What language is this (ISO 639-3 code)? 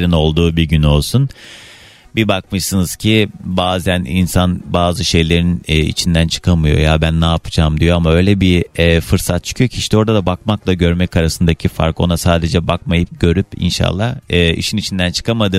tur